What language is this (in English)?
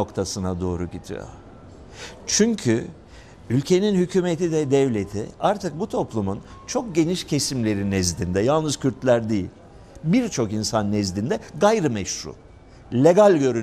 Turkish